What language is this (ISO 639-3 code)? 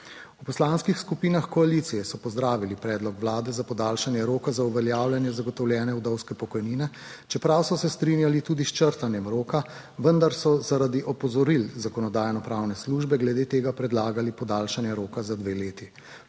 slv